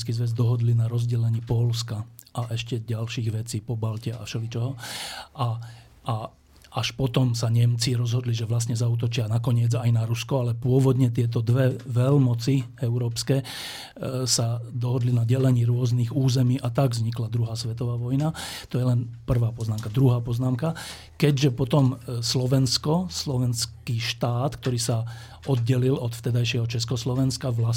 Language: Slovak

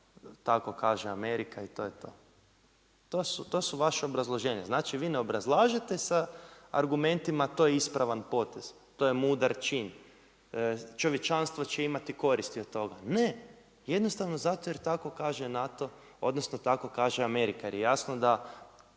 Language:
Croatian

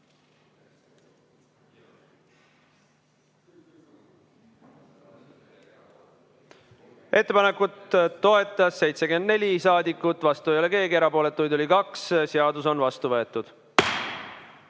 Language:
Estonian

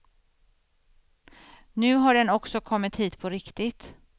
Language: Swedish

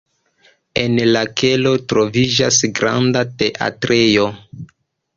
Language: Esperanto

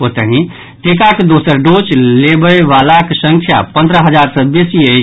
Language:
Maithili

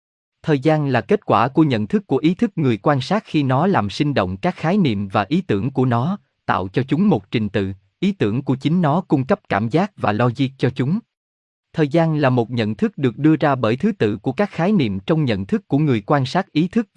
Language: Vietnamese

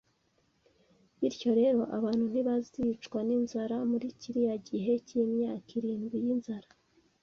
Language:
Kinyarwanda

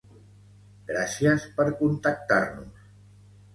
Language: Catalan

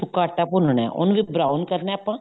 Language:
Punjabi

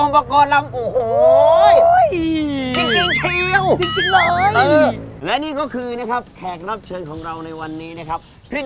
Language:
Thai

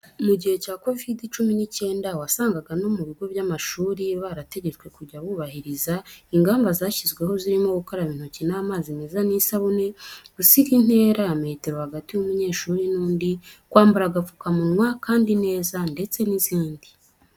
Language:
Kinyarwanda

